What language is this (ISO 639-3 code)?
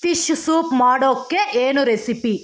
kan